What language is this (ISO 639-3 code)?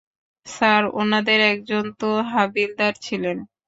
ben